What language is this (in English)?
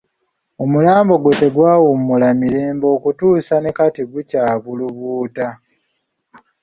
Ganda